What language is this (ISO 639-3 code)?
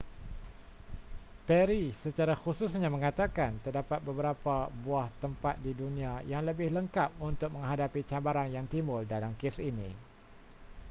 msa